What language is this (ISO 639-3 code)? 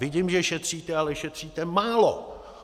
ces